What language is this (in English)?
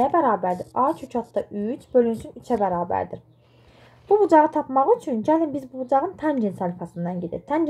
Turkish